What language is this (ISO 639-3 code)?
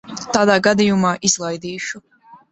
lav